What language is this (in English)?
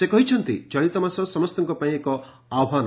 Odia